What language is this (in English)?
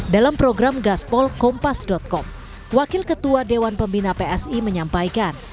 Indonesian